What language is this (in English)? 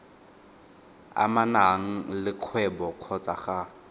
Tswana